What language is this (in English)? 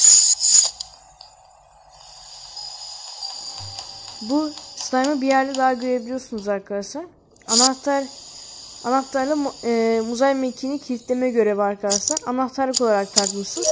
Turkish